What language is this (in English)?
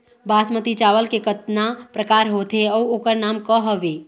Chhattisgarhi